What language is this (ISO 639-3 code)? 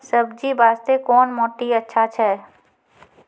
mai